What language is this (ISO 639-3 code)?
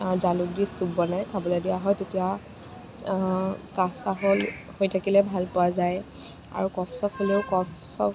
asm